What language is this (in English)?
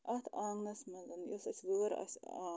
Kashmiri